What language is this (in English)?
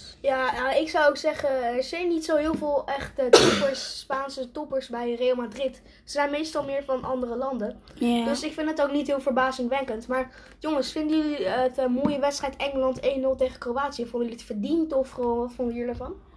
Dutch